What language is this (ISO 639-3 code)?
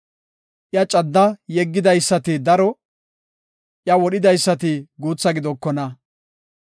gof